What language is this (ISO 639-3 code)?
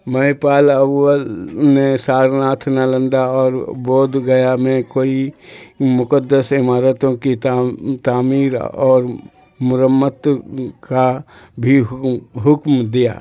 urd